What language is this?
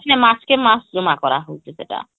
Odia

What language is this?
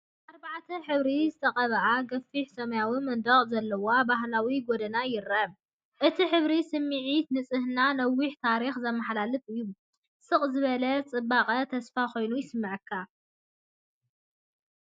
Tigrinya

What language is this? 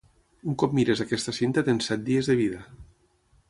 Catalan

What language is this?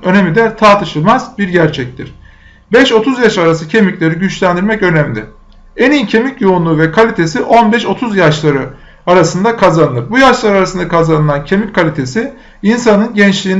Turkish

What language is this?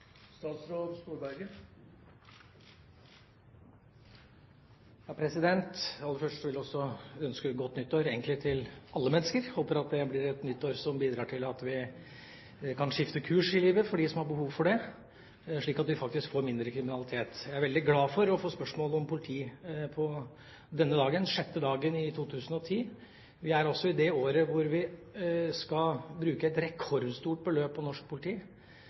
Norwegian Bokmål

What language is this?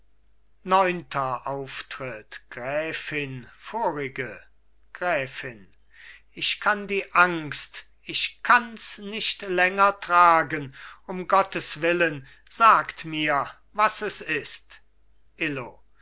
German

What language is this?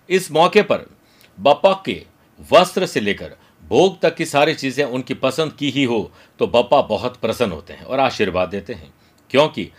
Hindi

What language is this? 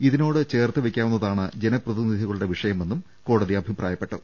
Malayalam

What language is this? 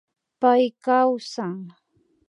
Imbabura Highland Quichua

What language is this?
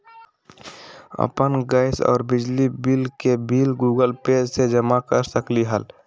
Magahi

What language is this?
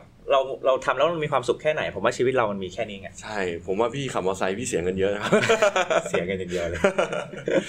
Thai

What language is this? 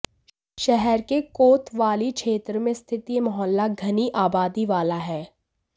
Hindi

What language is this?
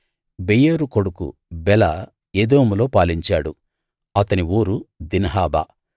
Telugu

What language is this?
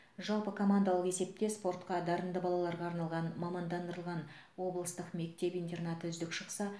Kazakh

